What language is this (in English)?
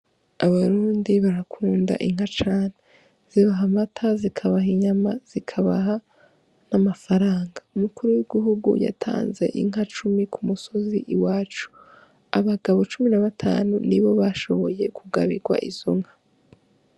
Rundi